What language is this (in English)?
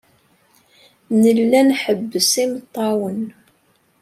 Kabyle